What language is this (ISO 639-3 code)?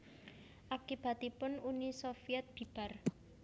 jav